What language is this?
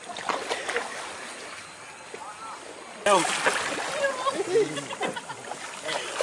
Indonesian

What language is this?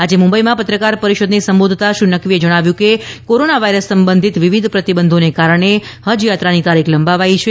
Gujarati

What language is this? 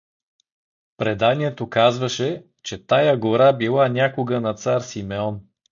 Bulgarian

